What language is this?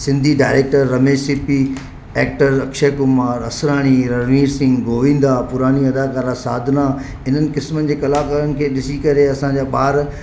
Sindhi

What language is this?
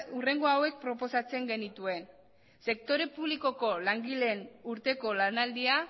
Basque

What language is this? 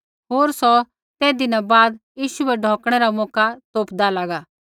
Kullu Pahari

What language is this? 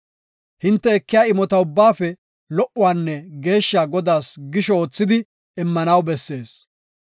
Gofa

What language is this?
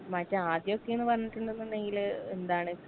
Malayalam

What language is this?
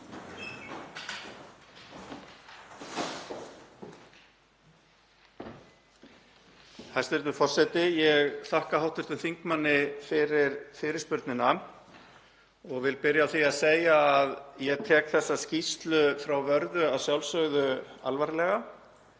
Icelandic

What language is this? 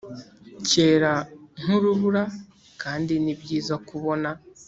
Kinyarwanda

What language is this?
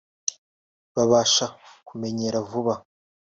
Kinyarwanda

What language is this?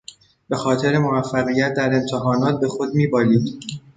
Persian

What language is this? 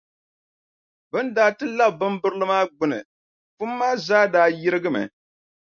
Dagbani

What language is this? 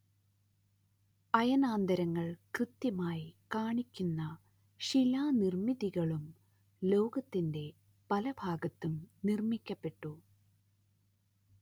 Malayalam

